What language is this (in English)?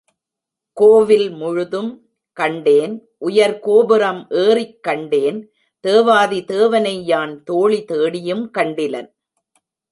Tamil